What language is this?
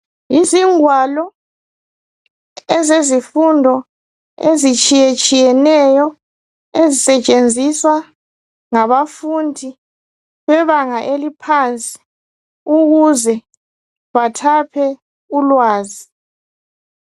North Ndebele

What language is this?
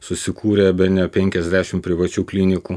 Lithuanian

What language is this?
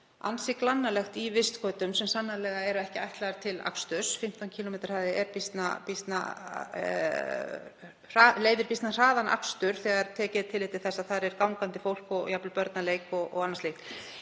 Icelandic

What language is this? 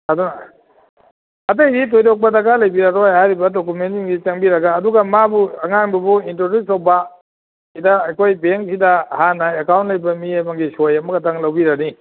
Manipuri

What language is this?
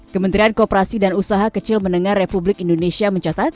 Indonesian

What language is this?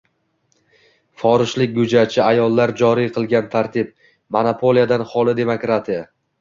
Uzbek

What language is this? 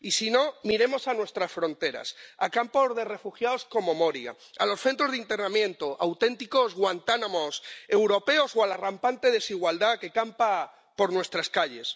Spanish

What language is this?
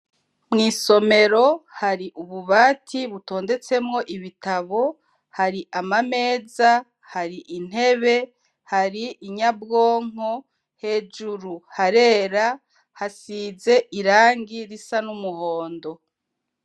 Rundi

